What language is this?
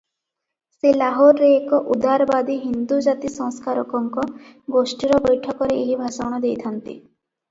Odia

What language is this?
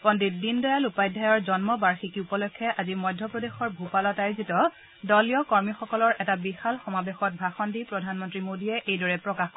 Assamese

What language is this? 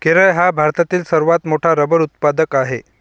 Marathi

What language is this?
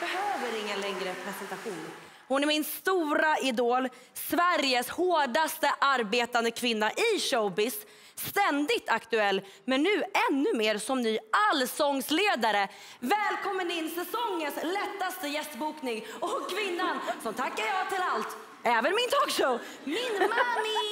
Swedish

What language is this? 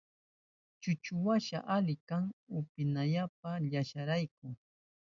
Southern Pastaza Quechua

